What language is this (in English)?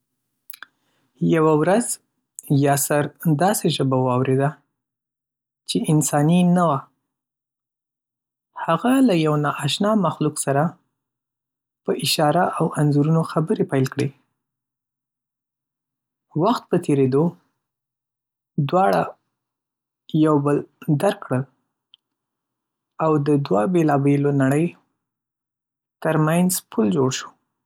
Pashto